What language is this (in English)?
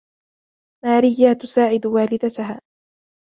Arabic